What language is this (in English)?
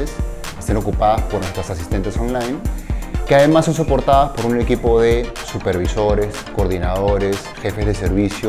Spanish